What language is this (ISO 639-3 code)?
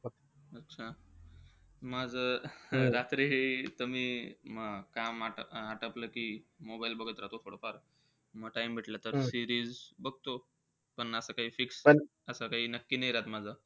mar